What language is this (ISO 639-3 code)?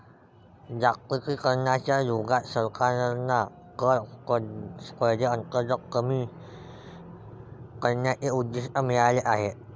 mar